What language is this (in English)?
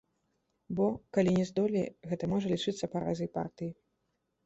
Belarusian